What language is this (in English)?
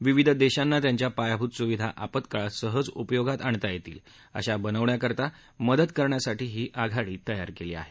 Marathi